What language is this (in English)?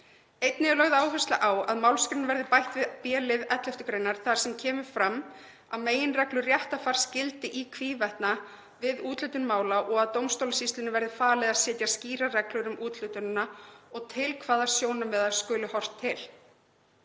Icelandic